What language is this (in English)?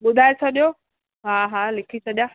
Sindhi